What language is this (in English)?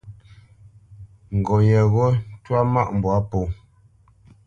Bamenyam